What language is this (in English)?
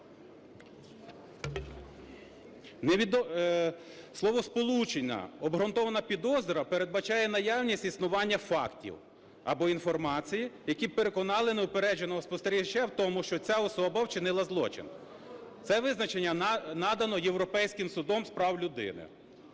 Ukrainian